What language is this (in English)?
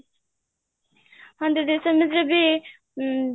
Odia